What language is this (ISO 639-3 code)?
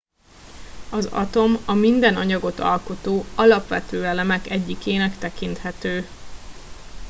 hun